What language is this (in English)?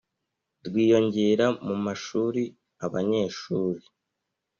Kinyarwanda